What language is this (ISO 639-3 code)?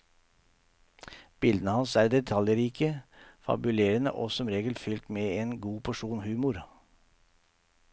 nor